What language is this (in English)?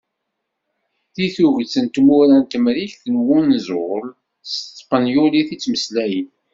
Kabyle